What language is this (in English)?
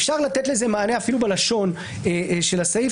Hebrew